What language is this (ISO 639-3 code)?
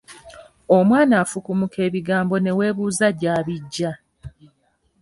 lug